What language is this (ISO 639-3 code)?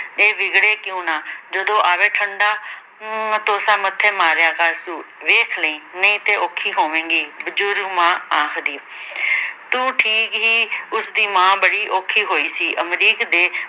pan